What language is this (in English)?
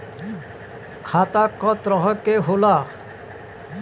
Bhojpuri